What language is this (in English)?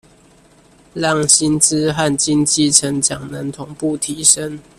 Chinese